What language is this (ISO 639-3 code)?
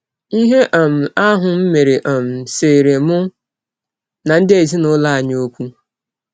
ibo